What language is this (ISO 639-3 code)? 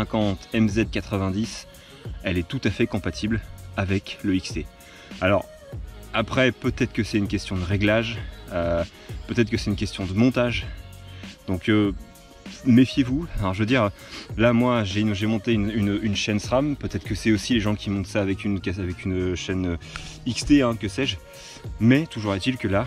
fra